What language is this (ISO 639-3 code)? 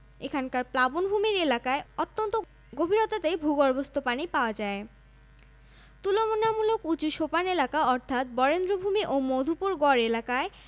ben